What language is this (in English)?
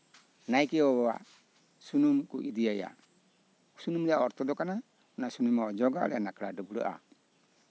Santali